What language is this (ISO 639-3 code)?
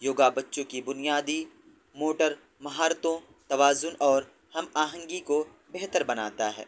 urd